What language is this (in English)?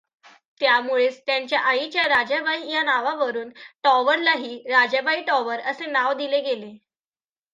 Marathi